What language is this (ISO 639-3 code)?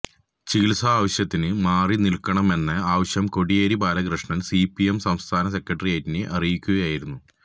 mal